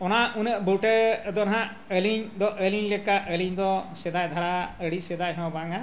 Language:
Santali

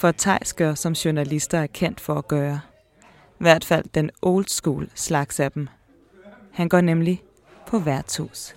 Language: Danish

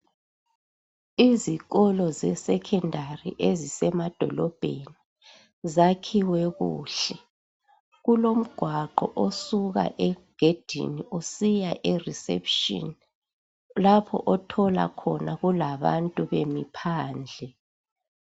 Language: North Ndebele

